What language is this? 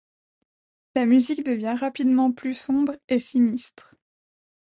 French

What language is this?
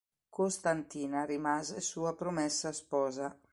Italian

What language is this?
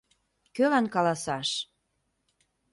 Mari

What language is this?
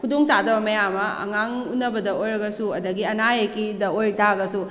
Manipuri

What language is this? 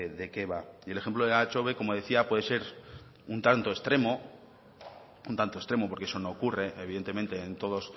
Spanish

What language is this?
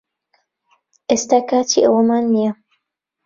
Central Kurdish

